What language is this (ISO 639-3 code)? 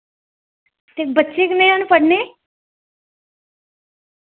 doi